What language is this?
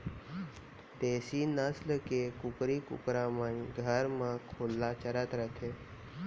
Chhattisgarhi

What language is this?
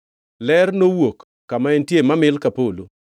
Luo (Kenya and Tanzania)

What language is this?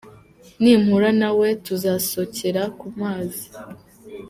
Kinyarwanda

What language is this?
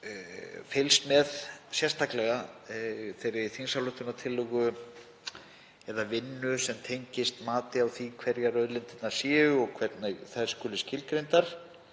Icelandic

